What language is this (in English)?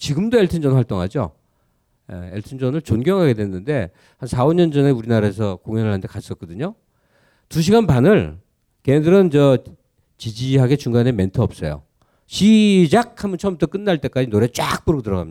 Korean